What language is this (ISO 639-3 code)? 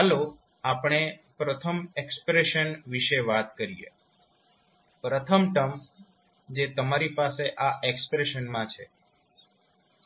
guj